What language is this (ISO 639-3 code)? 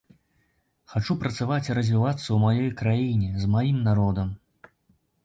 bel